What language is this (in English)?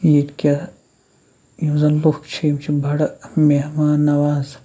Kashmiri